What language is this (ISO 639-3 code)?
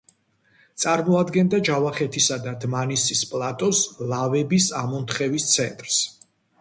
kat